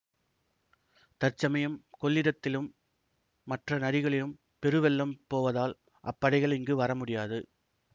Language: Tamil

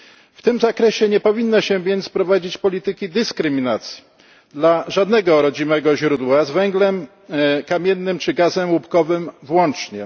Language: Polish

